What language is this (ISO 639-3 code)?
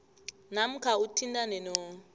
nbl